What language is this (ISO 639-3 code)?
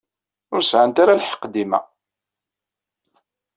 kab